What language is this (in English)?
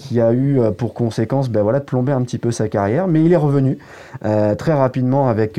French